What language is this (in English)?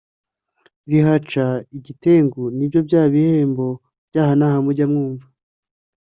Kinyarwanda